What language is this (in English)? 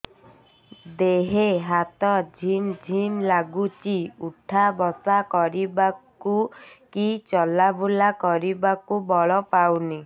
Odia